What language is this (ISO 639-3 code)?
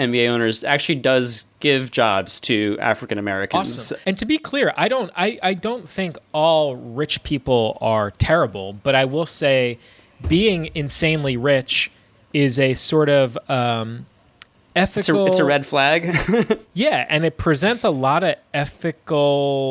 eng